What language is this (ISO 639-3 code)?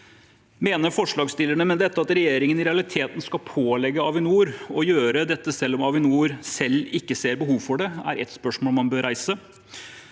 nor